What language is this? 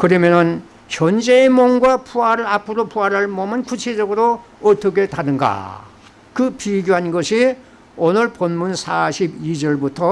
Korean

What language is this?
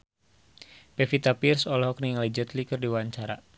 Sundanese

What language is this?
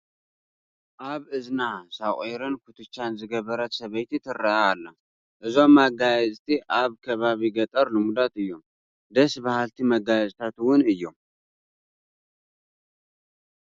Tigrinya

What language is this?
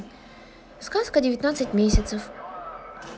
Russian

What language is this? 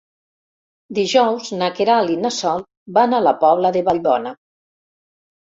Catalan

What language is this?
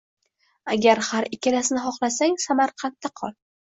Uzbek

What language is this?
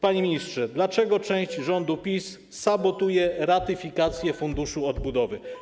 Polish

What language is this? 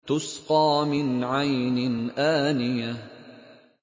Arabic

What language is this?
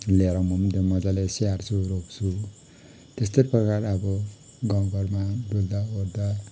Nepali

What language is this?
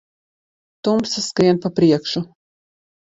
Latvian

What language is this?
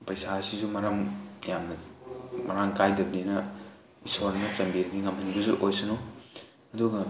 Manipuri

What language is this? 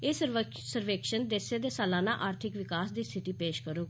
Dogri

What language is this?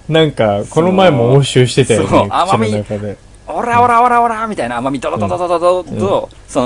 Japanese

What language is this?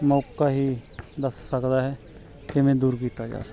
Punjabi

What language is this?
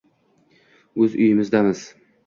Uzbek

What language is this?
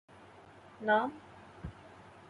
Urdu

